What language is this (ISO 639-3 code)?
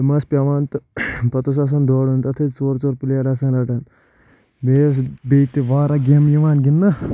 kas